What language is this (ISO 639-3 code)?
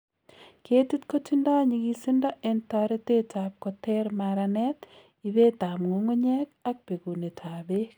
kln